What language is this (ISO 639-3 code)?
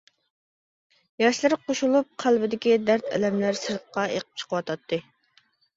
uig